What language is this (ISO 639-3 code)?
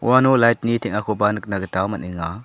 grt